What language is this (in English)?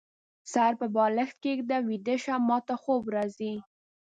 Pashto